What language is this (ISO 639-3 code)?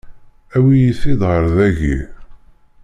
kab